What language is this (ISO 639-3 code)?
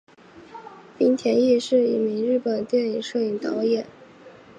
zho